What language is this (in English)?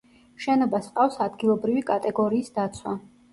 Georgian